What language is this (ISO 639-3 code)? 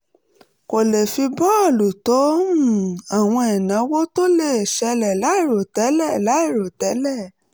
yor